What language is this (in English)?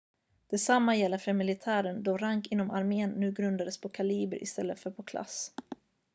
Swedish